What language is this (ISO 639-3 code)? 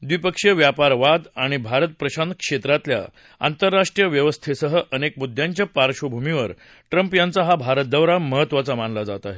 mar